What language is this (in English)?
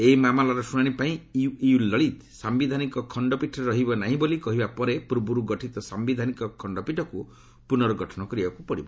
Odia